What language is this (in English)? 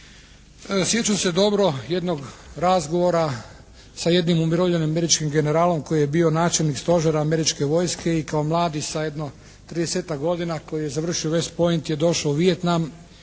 Croatian